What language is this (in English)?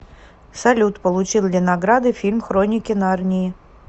Russian